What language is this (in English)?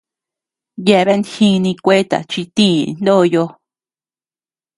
Tepeuxila Cuicatec